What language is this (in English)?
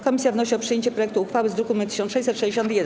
Polish